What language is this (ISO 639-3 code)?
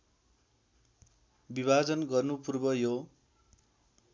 nep